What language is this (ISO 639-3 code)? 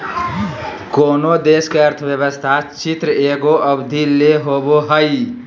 mag